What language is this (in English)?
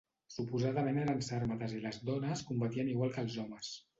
Catalan